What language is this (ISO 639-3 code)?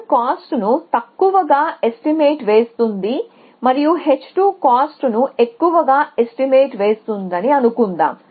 tel